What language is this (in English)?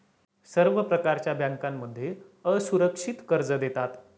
Marathi